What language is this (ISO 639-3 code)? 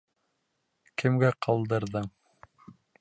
bak